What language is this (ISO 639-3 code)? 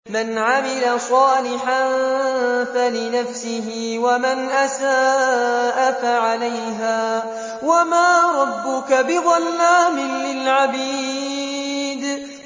ara